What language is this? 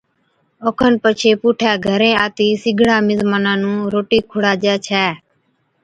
Od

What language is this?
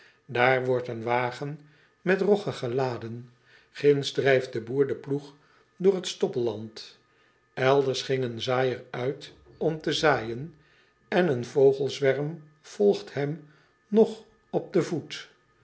Dutch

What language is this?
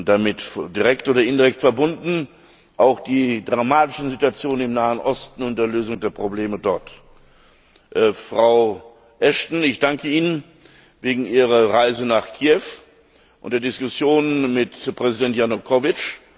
German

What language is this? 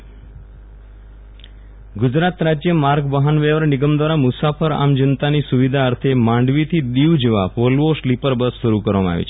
Gujarati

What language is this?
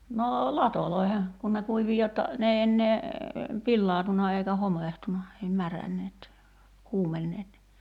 Finnish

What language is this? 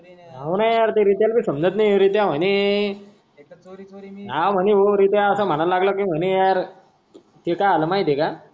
Marathi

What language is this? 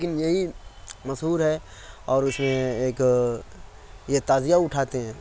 Urdu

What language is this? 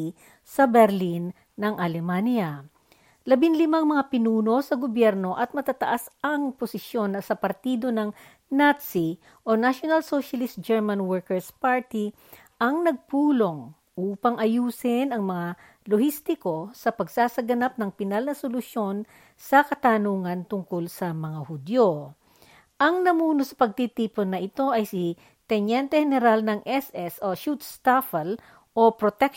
Filipino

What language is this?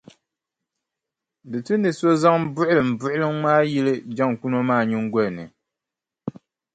Dagbani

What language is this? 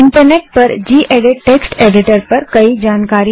Hindi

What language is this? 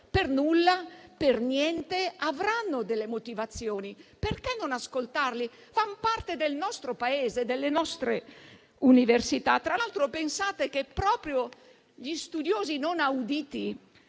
Italian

